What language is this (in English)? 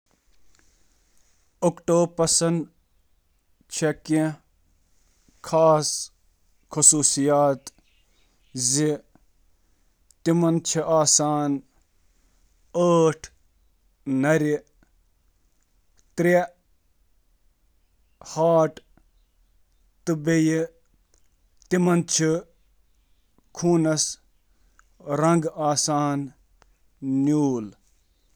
Kashmiri